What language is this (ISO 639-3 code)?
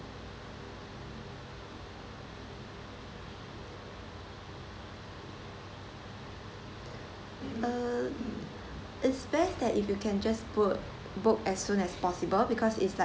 eng